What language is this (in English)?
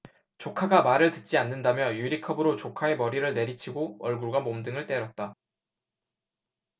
Korean